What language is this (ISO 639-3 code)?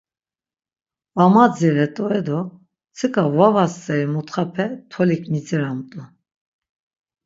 lzz